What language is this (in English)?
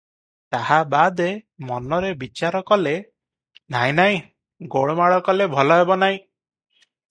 Odia